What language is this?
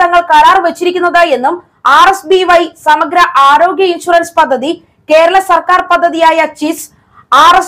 Malayalam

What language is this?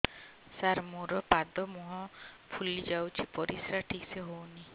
Odia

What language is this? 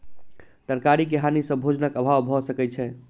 Maithili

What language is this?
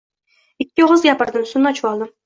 Uzbek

